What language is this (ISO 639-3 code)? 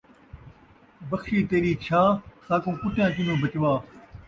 skr